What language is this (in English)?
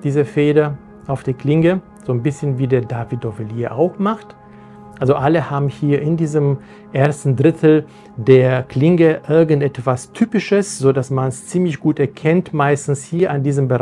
German